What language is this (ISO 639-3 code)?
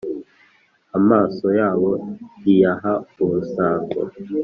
kin